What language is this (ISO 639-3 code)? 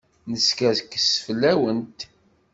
kab